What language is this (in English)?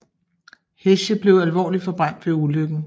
Danish